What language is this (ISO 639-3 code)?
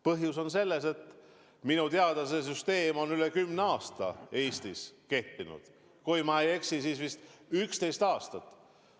est